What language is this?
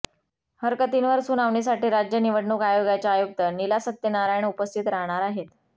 Marathi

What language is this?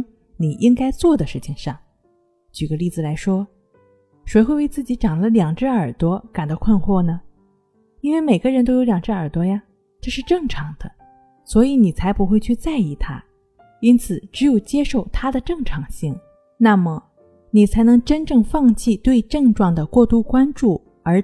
Chinese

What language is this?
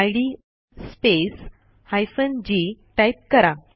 Marathi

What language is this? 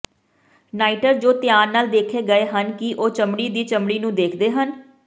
Punjabi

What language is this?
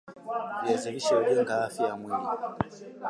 Swahili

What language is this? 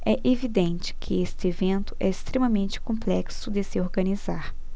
Portuguese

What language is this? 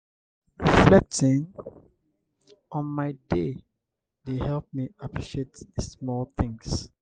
Nigerian Pidgin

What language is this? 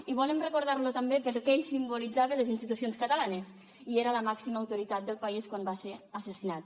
Catalan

